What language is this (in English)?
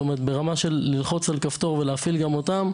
Hebrew